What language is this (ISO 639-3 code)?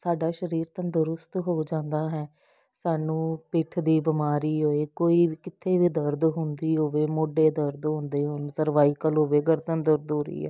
pan